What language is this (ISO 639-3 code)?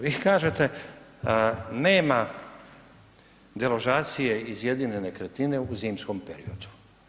hrv